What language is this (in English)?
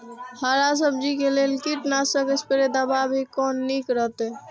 Maithili